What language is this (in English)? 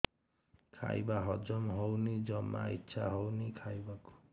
Odia